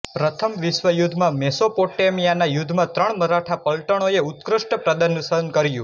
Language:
Gujarati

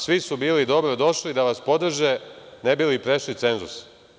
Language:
Serbian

